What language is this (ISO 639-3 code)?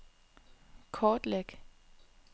dan